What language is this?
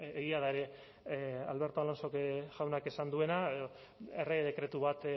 Basque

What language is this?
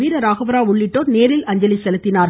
Tamil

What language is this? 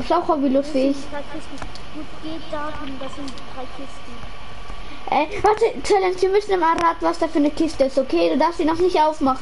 German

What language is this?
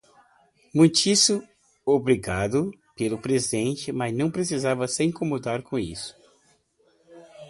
Portuguese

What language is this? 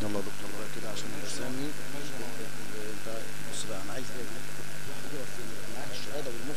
Arabic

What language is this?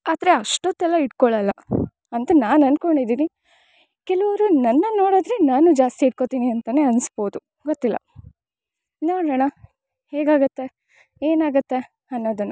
Kannada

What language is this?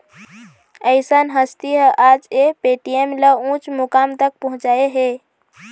Chhattisgarhi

